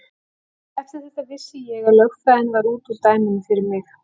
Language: Icelandic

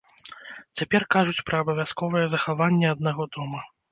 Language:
Belarusian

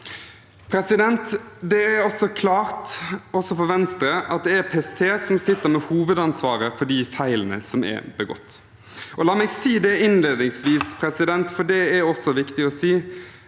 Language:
Norwegian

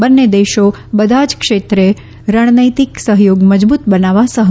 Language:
Gujarati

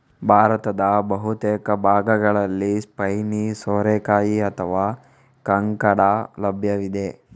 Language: Kannada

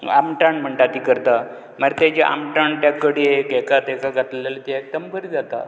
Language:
Konkani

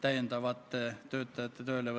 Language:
Estonian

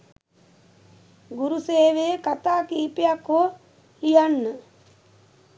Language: Sinhala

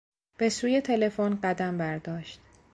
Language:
Persian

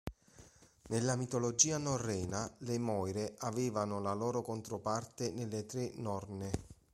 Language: Italian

